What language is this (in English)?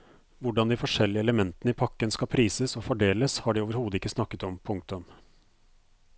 Norwegian